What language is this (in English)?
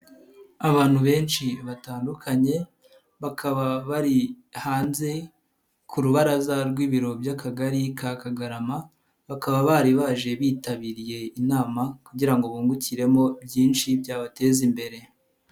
Kinyarwanda